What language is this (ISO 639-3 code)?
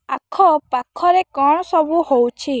ori